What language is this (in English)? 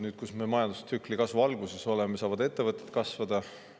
Estonian